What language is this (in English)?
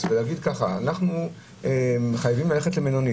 Hebrew